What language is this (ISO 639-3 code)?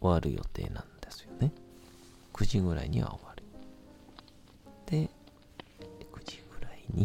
jpn